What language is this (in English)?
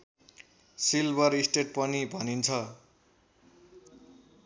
Nepali